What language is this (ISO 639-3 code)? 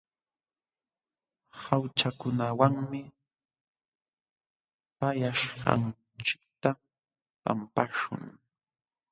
qxw